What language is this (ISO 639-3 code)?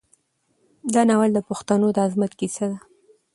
pus